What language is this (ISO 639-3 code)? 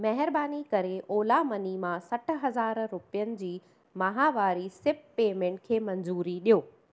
snd